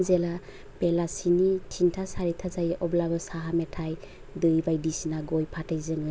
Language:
Bodo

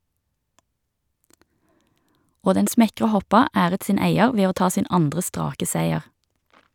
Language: Norwegian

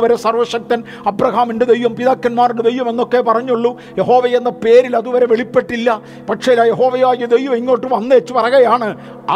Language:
Malayalam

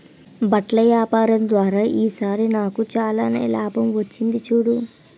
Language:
Telugu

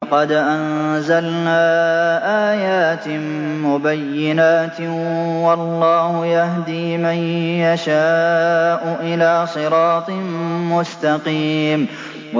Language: Arabic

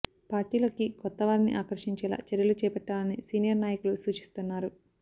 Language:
Telugu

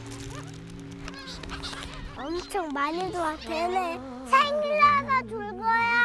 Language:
Korean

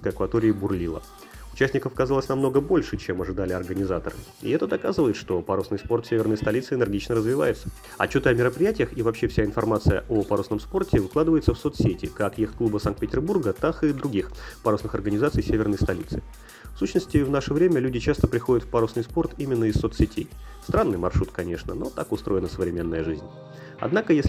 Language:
Russian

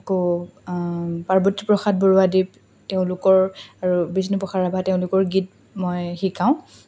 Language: Assamese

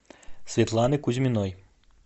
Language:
Russian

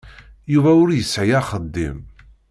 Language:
Kabyle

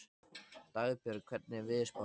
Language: Icelandic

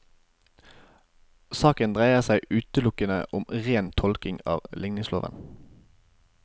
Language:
Norwegian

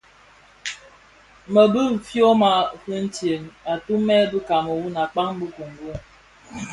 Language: Bafia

